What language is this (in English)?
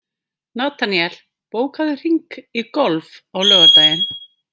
Icelandic